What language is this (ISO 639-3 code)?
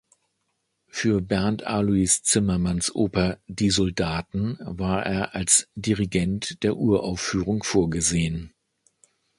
deu